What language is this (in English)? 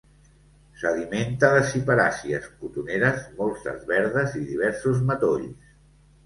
Catalan